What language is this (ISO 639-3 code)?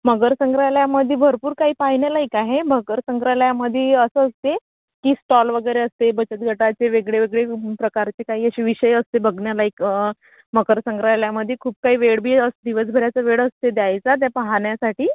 mar